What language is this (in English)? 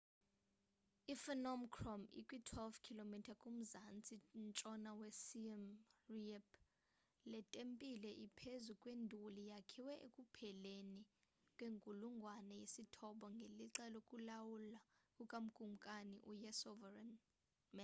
Xhosa